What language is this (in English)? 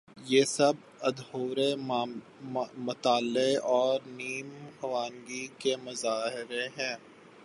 Urdu